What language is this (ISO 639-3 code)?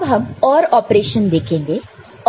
hin